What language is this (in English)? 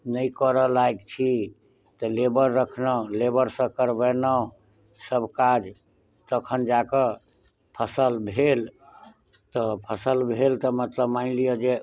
Maithili